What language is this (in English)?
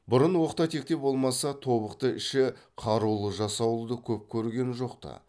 Kazakh